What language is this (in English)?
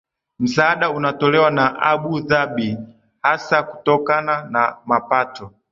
Swahili